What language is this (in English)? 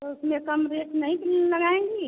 Hindi